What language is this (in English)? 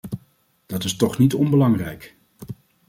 Dutch